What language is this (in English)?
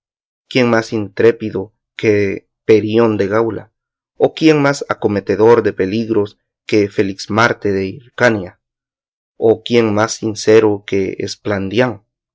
Spanish